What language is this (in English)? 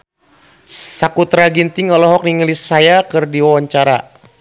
Sundanese